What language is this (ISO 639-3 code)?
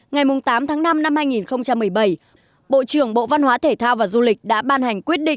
vie